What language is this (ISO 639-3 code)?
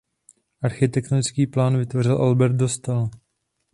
ces